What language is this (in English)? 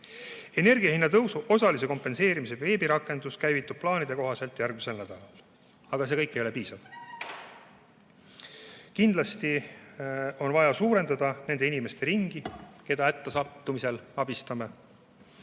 Estonian